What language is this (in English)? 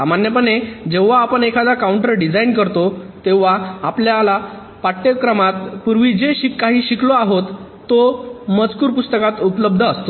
Marathi